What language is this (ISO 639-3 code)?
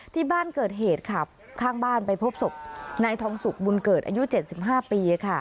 tha